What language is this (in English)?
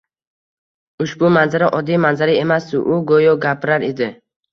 Uzbek